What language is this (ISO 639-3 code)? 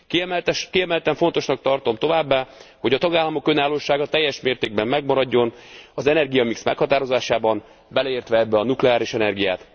hun